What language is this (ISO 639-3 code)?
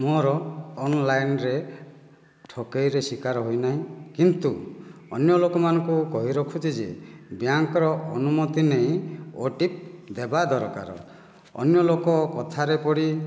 ori